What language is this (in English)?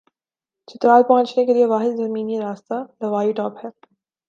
Urdu